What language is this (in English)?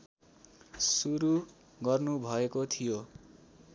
Nepali